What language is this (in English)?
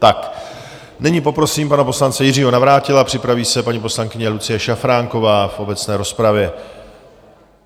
Czech